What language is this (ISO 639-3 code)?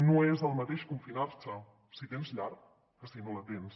cat